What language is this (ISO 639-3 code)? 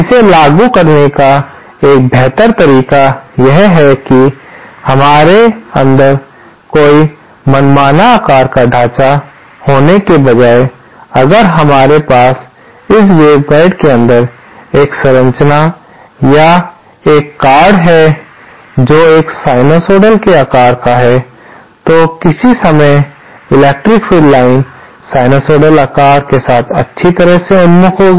hin